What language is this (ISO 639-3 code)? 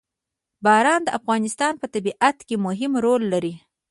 pus